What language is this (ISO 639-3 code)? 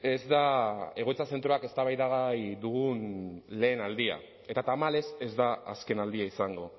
eus